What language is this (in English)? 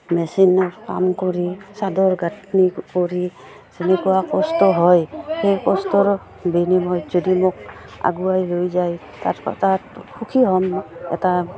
Assamese